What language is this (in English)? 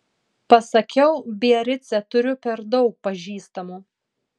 Lithuanian